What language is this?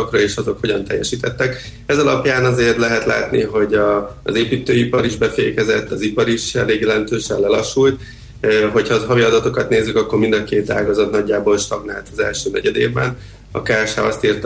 Hungarian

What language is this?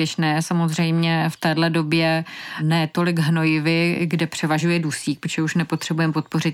Czech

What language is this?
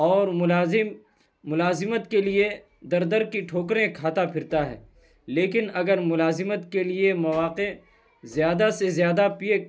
Urdu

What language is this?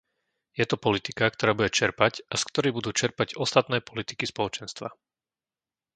Slovak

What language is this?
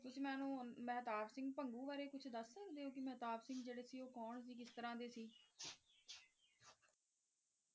Punjabi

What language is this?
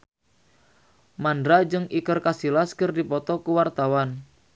Sundanese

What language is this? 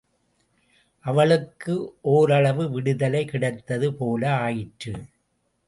Tamil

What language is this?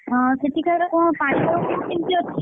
Odia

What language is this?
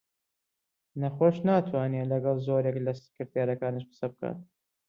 Central Kurdish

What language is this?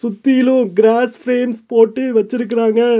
Tamil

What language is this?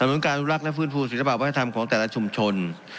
Thai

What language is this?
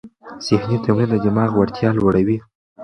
Pashto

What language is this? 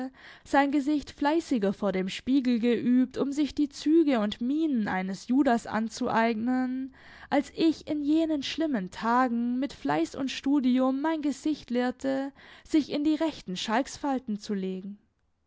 German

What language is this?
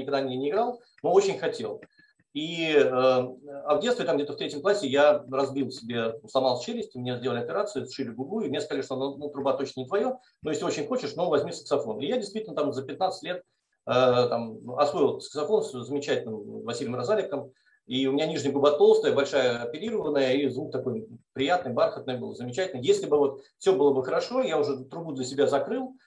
Russian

